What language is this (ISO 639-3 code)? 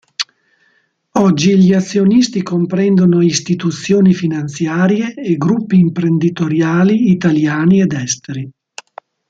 ita